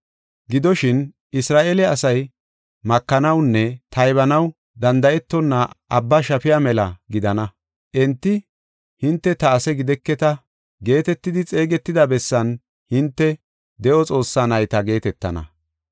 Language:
Gofa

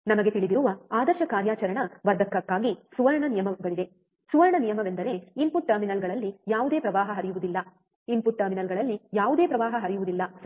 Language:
Kannada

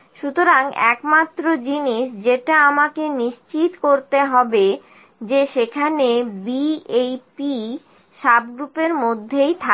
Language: Bangla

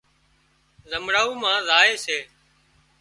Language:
Wadiyara Koli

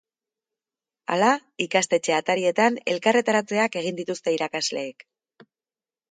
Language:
Basque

